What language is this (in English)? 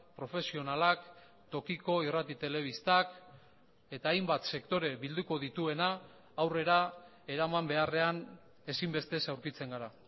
Basque